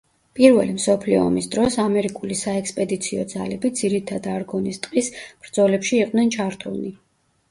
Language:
Georgian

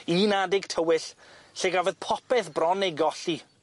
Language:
Welsh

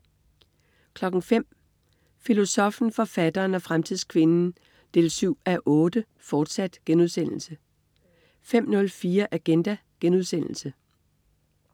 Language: Danish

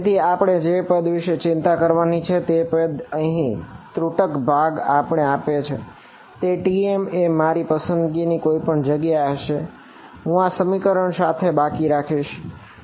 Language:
Gujarati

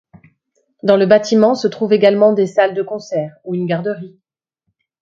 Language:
French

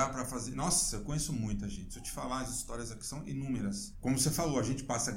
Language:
Portuguese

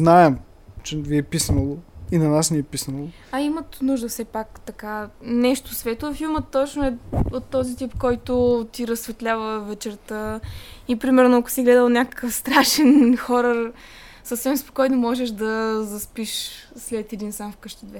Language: Bulgarian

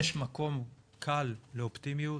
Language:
Hebrew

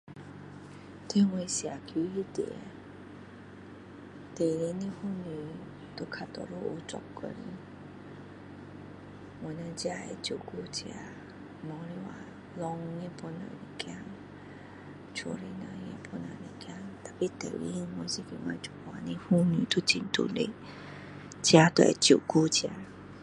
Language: Min Dong Chinese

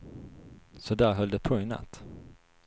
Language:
Swedish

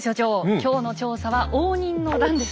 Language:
Japanese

